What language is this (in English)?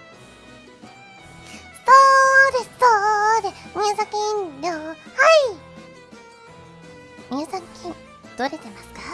Japanese